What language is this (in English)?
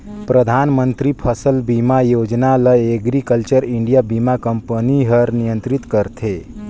Chhattisgarhi